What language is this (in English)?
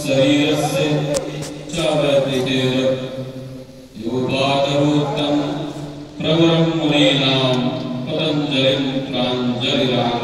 Arabic